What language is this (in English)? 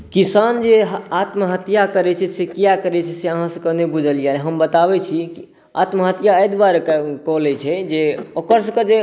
Maithili